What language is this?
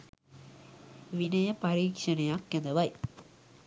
Sinhala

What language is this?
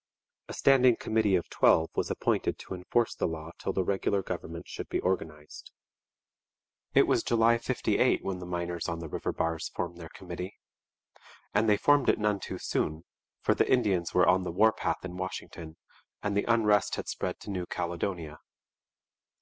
English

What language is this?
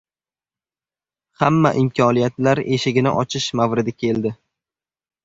Uzbek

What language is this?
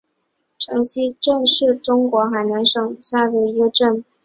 Chinese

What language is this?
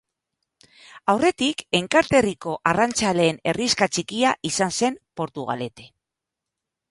Basque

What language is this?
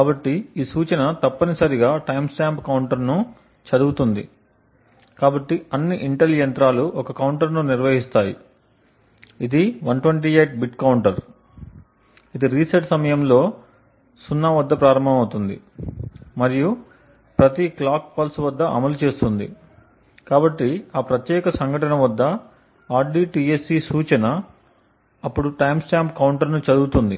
Telugu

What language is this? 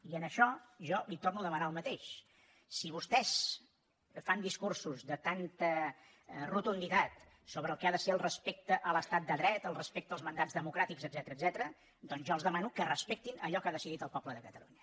Catalan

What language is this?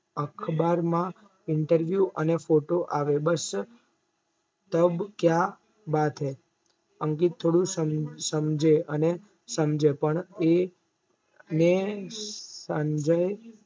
Gujarati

